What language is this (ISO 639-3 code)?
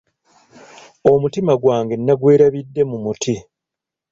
lug